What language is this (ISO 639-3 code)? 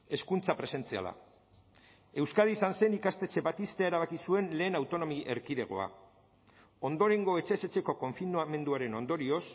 eus